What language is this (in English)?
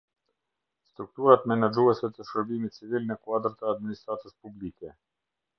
Albanian